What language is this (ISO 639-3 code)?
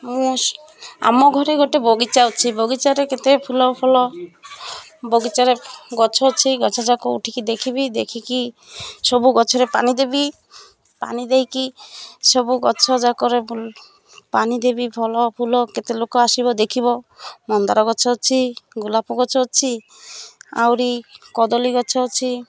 ori